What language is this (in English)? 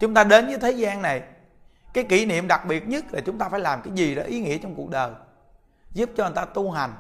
Vietnamese